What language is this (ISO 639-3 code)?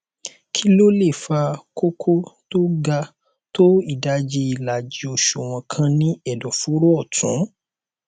yor